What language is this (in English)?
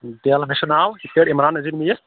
Kashmiri